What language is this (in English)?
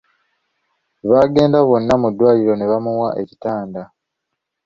Ganda